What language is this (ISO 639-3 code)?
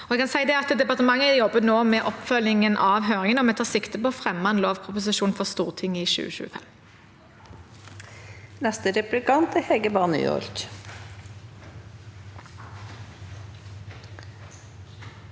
nor